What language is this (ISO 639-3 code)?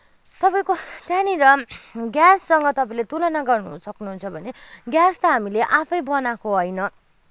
nep